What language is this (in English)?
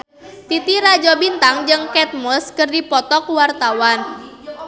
Sundanese